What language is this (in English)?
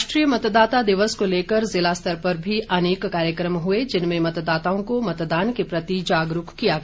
Hindi